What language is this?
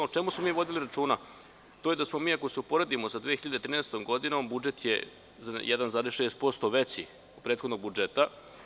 Serbian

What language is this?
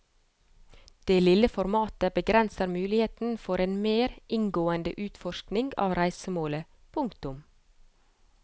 Norwegian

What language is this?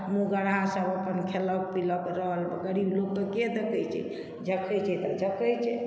Maithili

